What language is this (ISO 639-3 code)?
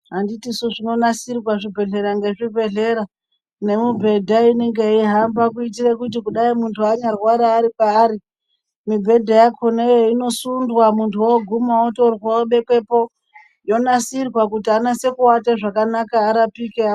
ndc